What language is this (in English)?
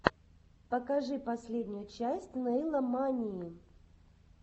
Russian